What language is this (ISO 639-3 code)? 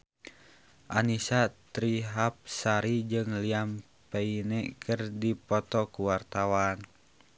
sun